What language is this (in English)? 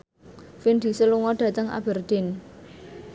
Javanese